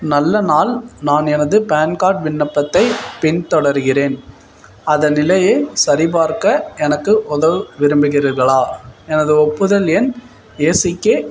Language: Tamil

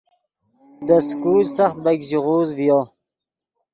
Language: Yidgha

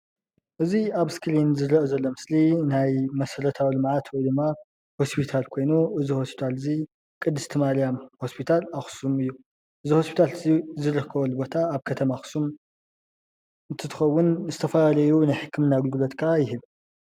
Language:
Tigrinya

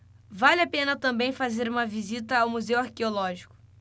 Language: Portuguese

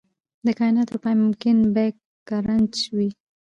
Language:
Pashto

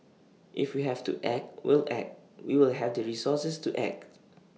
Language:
English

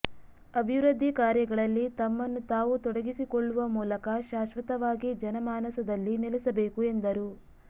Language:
Kannada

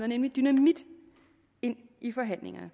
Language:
Danish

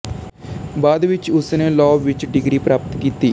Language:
Punjabi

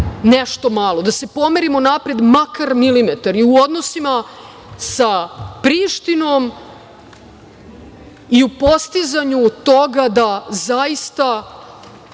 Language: Serbian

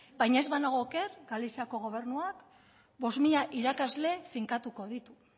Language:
Basque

